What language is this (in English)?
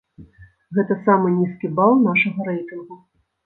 Belarusian